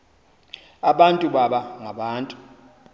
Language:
Xhosa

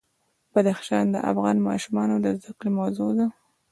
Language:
Pashto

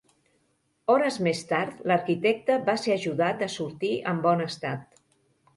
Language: Catalan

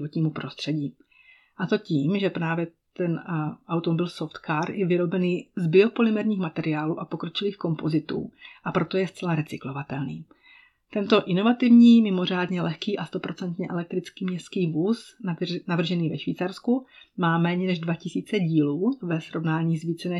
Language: Czech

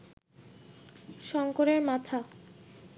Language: Bangla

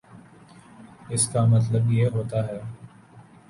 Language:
Urdu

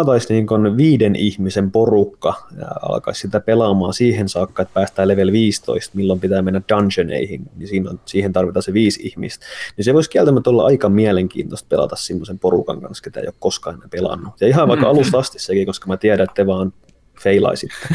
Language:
Finnish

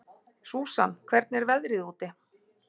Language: Icelandic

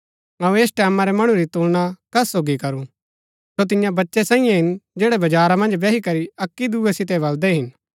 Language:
Gaddi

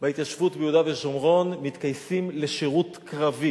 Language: Hebrew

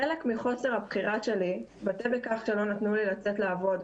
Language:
Hebrew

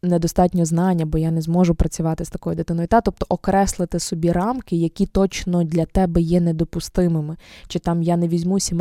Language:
Ukrainian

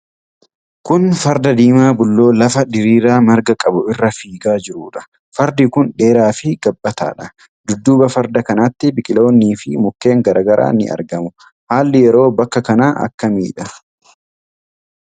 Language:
Oromo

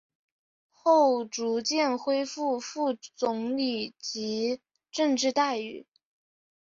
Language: Chinese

